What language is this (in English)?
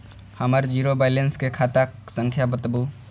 Maithili